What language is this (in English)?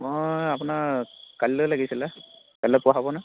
Assamese